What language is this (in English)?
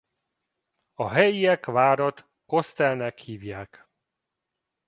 Hungarian